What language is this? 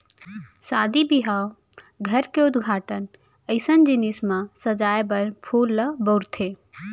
Chhattisgarhi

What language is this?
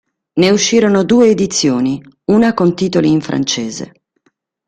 Italian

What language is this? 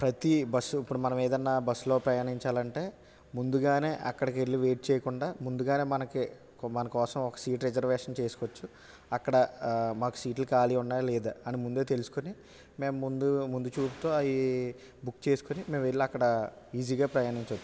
Telugu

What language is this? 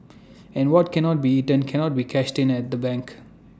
English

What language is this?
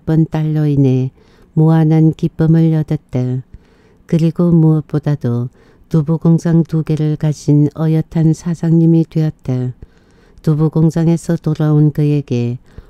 Korean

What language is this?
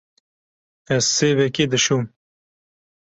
Kurdish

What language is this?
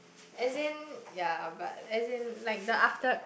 English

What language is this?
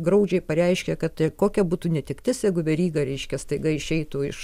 Lithuanian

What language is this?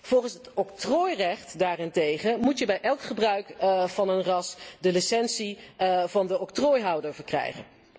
Dutch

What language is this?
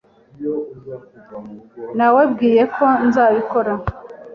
Kinyarwanda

